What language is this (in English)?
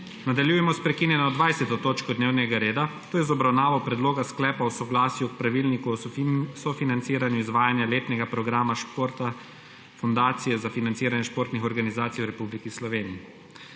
Slovenian